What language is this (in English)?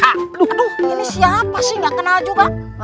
Indonesian